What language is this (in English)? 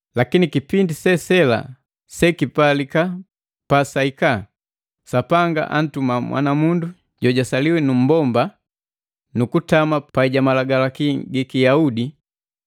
Matengo